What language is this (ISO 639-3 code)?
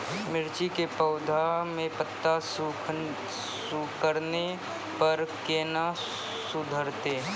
mai